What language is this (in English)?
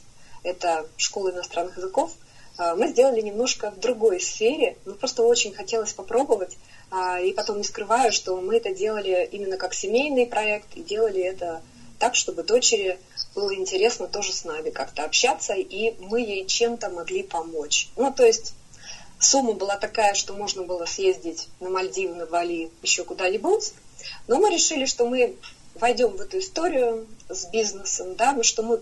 Russian